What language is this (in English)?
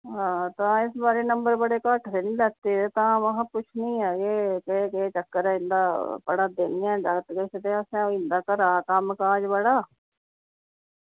Dogri